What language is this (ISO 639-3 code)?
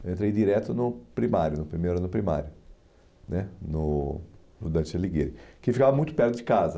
por